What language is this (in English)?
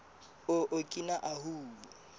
Southern Sotho